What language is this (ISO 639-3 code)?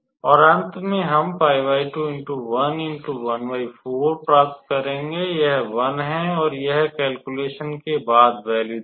hin